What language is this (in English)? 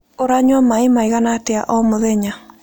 Kikuyu